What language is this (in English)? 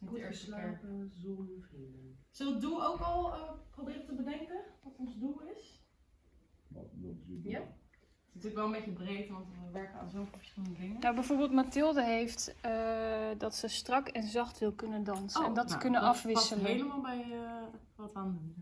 Dutch